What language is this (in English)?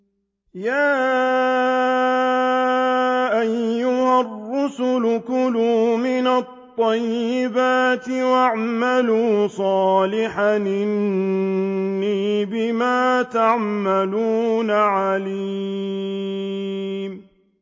Arabic